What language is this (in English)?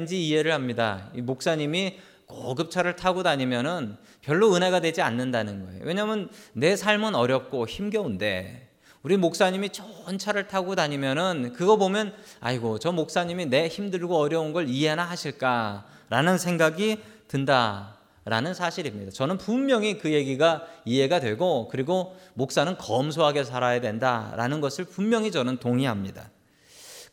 Korean